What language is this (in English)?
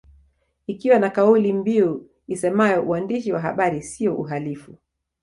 Swahili